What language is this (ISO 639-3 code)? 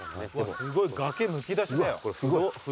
jpn